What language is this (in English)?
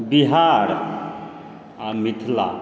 Maithili